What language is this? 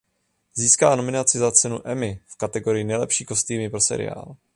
Czech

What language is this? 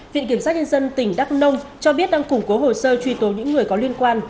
Vietnamese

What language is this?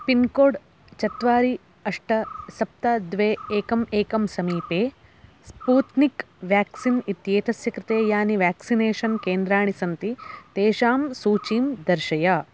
Sanskrit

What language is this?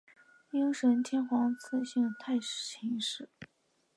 Chinese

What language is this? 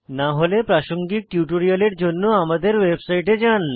Bangla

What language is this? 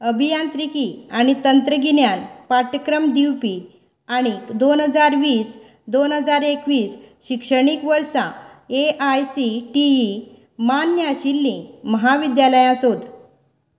Konkani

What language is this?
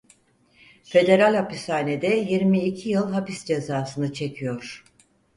Turkish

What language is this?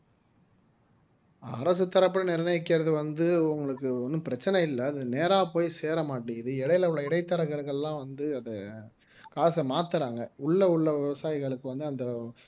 Tamil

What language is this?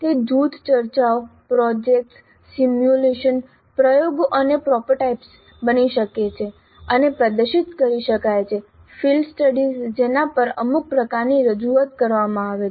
Gujarati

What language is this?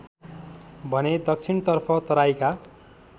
Nepali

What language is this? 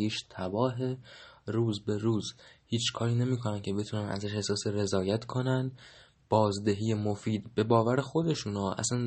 Persian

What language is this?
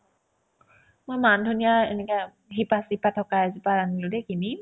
Assamese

